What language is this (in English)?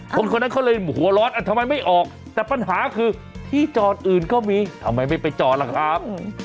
Thai